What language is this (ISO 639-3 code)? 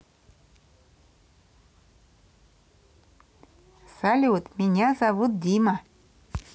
rus